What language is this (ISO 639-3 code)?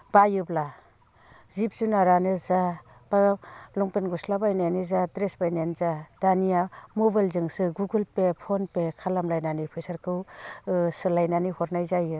brx